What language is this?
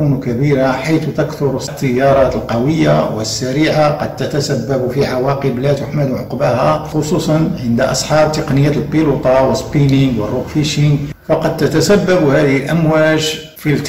Arabic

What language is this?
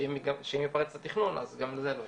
Hebrew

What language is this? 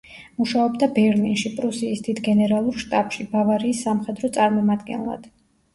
Georgian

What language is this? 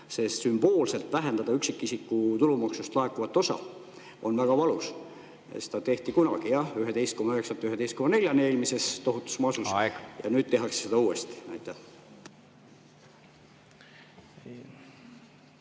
Estonian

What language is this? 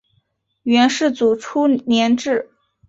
Chinese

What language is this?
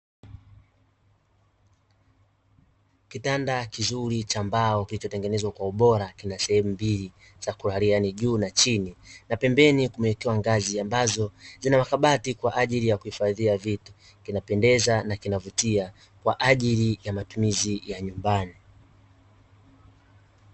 Swahili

